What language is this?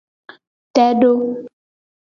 Gen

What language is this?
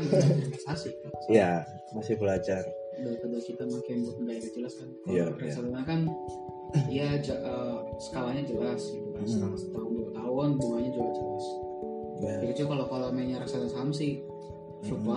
Indonesian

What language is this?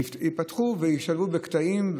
Hebrew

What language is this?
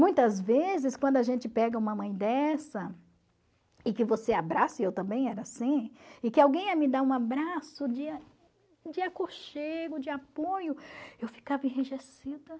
Portuguese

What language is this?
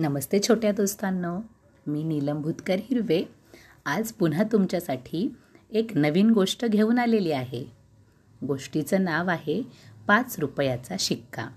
Marathi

